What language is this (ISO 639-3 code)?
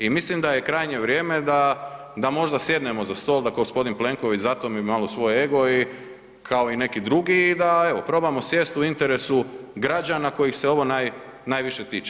hrv